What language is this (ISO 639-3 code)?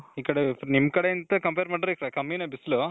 kan